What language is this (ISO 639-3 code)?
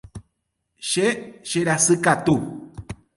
grn